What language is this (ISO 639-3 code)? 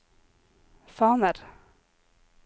nor